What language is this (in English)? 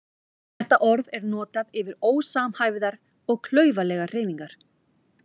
Icelandic